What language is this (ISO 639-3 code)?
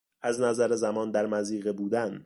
fas